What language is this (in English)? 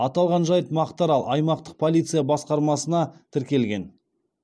Kazakh